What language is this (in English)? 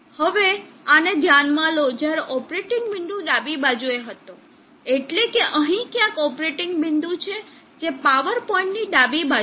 Gujarati